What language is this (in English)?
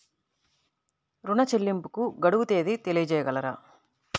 Telugu